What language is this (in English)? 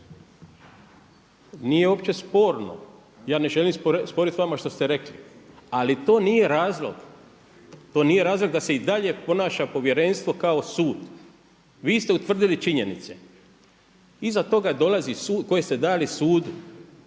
Croatian